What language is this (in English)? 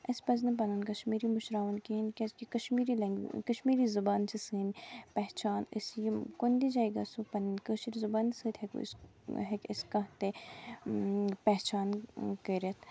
Kashmiri